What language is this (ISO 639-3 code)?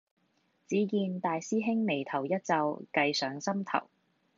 yue